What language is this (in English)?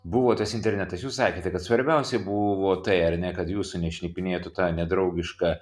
Lithuanian